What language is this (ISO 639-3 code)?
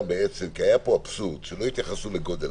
heb